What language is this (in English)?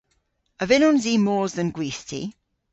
Cornish